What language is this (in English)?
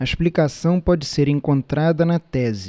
Portuguese